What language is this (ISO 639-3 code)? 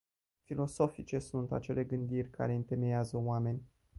ron